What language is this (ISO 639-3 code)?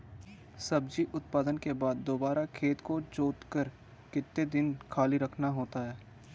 hin